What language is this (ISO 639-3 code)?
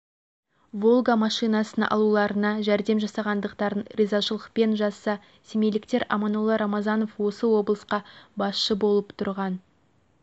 kaz